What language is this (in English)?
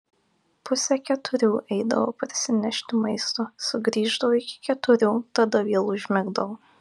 Lithuanian